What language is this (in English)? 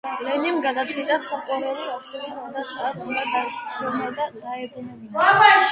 Georgian